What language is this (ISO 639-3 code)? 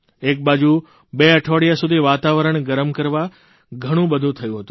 guj